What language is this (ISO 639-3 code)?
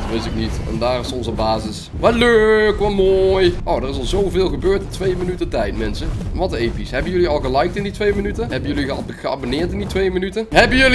nld